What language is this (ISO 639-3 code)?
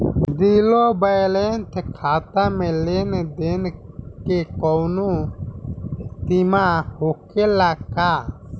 bho